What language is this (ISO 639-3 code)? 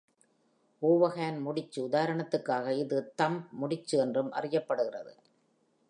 tam